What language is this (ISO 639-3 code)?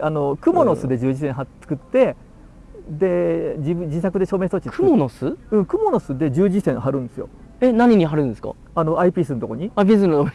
jpn